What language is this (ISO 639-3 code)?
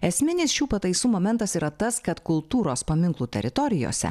lit